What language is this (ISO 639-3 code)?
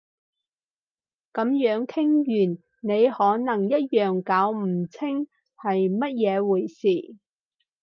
yue